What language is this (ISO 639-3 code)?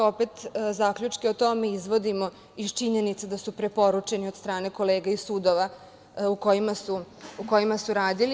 srp